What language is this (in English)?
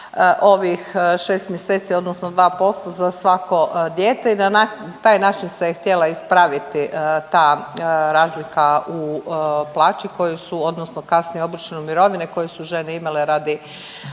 Croatian